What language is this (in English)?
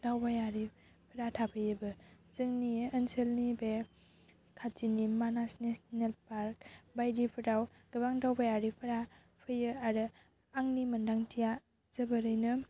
Bodo